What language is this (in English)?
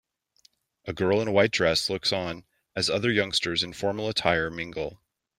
English